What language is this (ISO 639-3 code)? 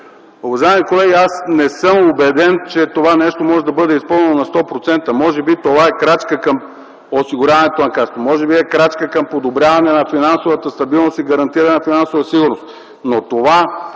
bul